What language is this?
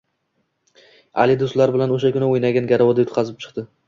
Uzbek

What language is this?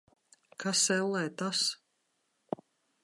Latvian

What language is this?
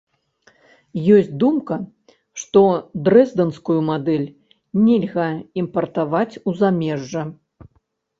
Belarusian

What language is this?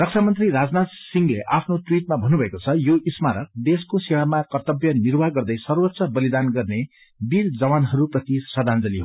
Nepali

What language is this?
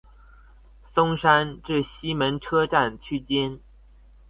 Chinese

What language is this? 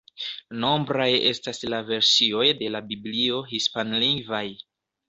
Esperanto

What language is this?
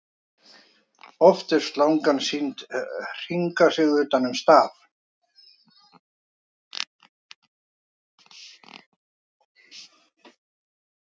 Icelandic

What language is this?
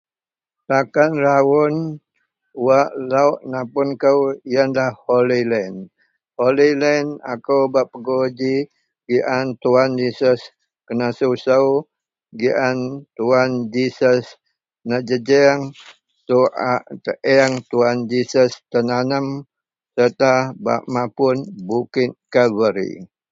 Central Melanau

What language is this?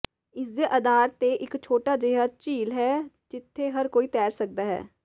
Punjabi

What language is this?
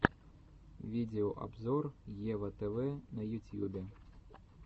Russian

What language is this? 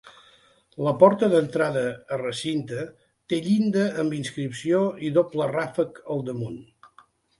Catalan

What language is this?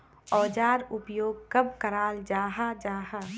Magahi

